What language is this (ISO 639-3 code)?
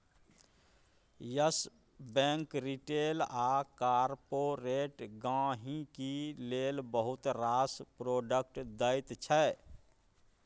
mai